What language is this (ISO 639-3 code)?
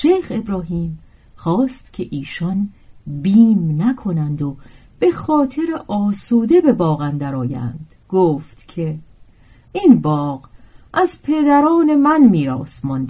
fas